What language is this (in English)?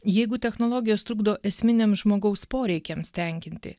Lithuanian